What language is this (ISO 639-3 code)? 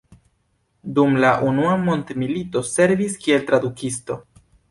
epo